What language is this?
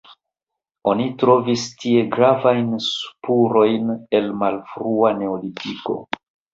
Esperanto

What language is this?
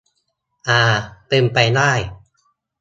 Thai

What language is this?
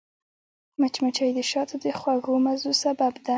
Pashto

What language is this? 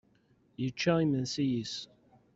Kabyle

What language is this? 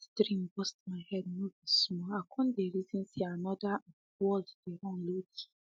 Nigerian Pidgin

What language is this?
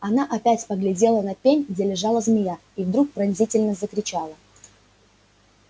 Russian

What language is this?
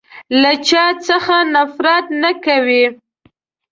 Pashto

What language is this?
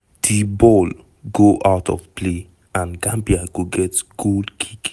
Nigerian Pidgin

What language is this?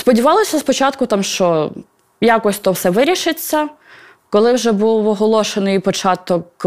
Ukrainian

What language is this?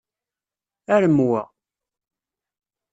Kabyle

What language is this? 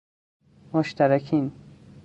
Persian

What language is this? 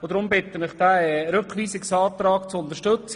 Swiss German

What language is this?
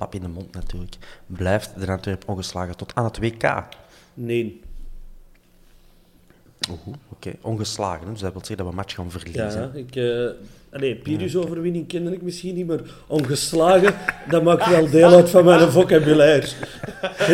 Dutch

